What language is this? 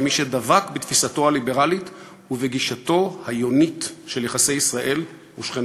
Hebrew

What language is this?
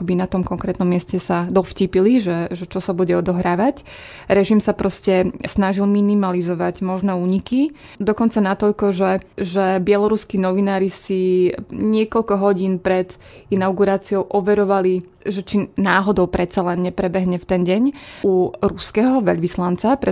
Slovak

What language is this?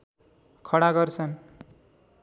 Nepali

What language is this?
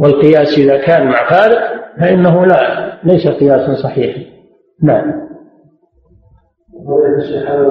Arabic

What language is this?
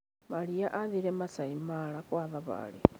Kikuyu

